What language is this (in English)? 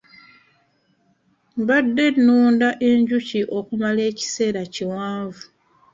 Ganda